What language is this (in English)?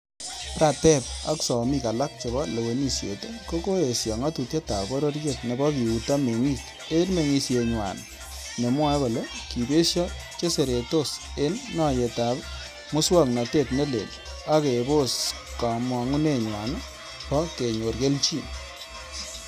Kalenjin